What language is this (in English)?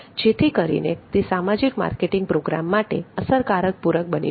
Gujarati